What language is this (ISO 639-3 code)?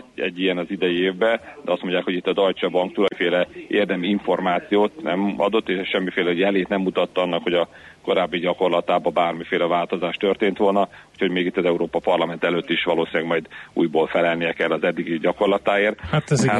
hun